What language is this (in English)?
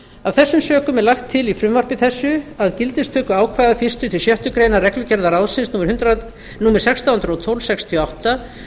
Icelandic